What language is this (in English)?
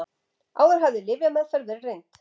Icelandic